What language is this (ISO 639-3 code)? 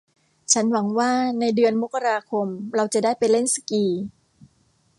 tha